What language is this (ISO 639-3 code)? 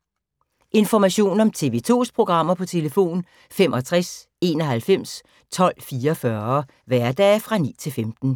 dan